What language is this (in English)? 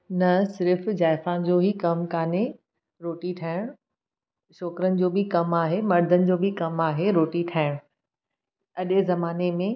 Sindhi